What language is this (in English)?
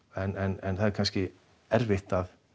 Icelandic